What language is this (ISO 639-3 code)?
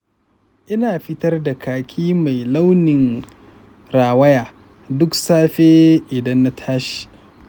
hau